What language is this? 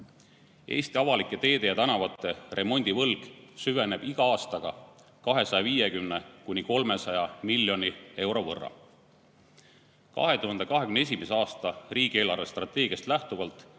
Estonian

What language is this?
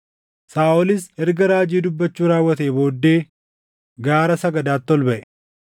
Oromo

